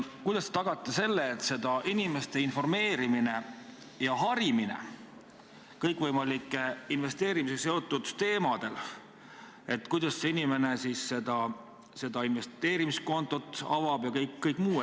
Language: Estonian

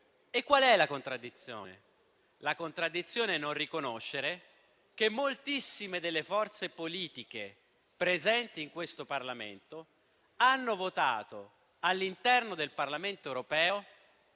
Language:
Italian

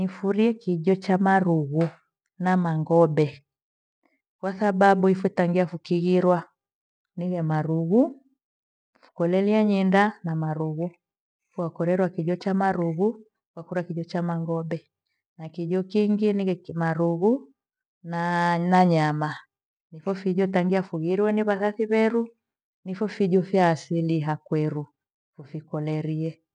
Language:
Gweno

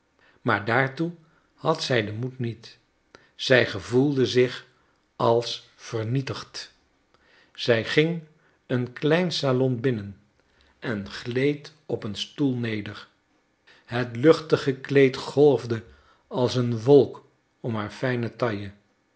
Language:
Dutch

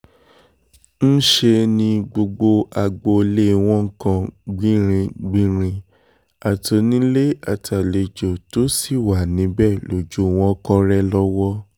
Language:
Yoruba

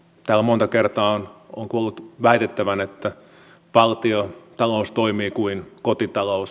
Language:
Finnish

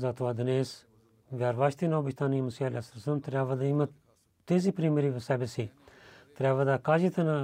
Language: Bulgarian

